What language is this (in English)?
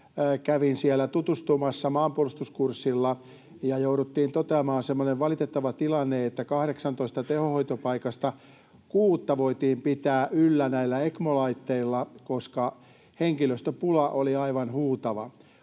Finnish